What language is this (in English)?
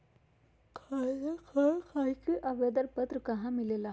Magahi